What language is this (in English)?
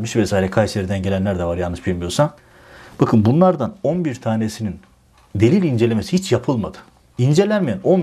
Turkish